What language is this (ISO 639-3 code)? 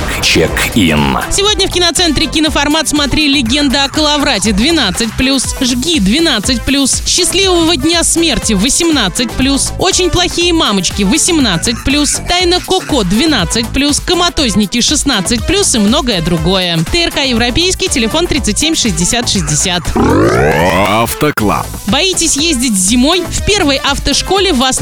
rus